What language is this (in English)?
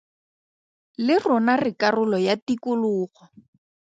Tswana